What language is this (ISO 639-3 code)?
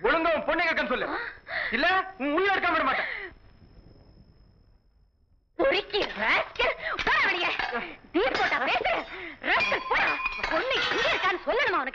ind